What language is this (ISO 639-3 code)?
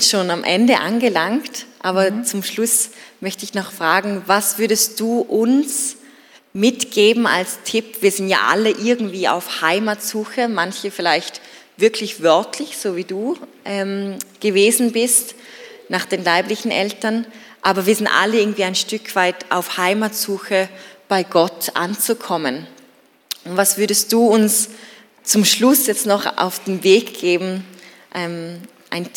deu